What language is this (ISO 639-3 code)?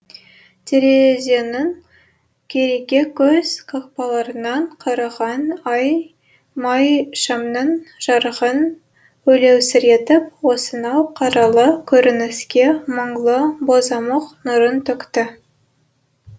kaz